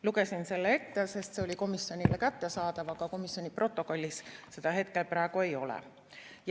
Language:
Estonian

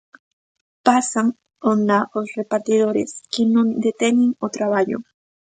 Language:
Galician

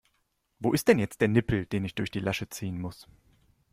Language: German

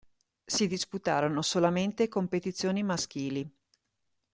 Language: Italian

